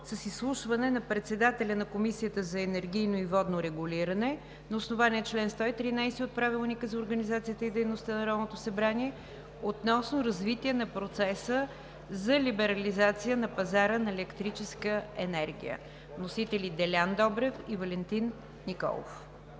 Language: Bulgarian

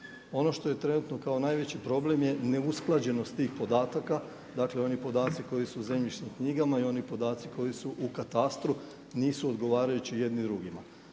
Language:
Croatian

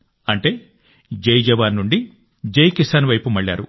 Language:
Telugu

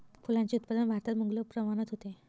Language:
Marathi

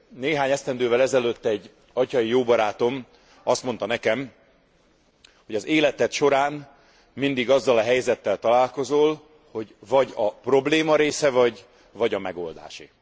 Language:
Hungarian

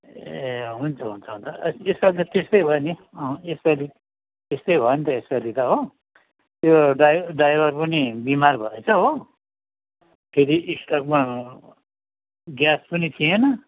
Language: Nepali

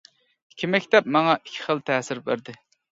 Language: Uyghur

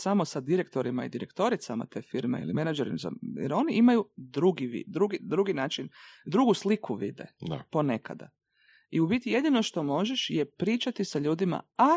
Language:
Croatian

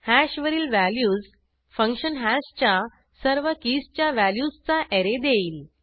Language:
Marathi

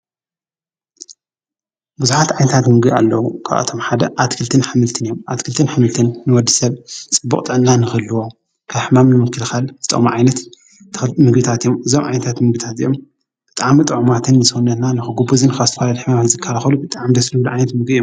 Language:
Tigrinya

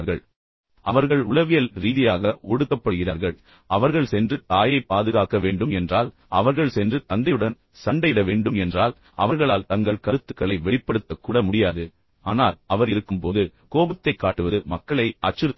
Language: Tamil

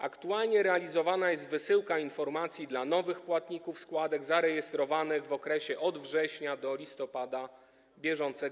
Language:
Polish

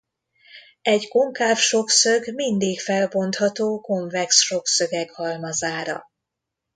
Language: Hungarian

